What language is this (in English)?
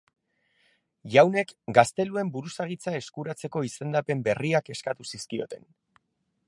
Basque